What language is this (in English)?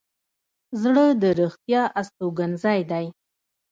Pashto